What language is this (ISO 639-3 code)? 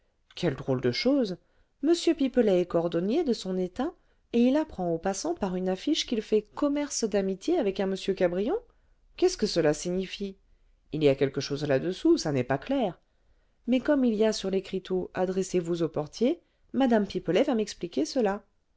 fra